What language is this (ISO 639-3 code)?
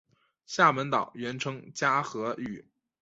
zho